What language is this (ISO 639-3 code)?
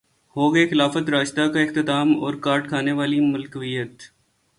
urd